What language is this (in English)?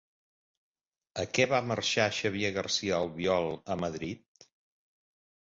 Catalan